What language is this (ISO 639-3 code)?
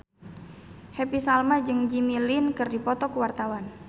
sun